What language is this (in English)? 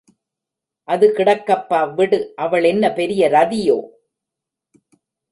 Tamil